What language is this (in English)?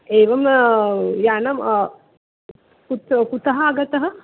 Sanskrit